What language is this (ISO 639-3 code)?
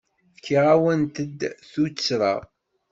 kab